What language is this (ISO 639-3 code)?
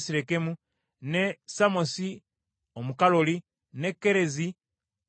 lug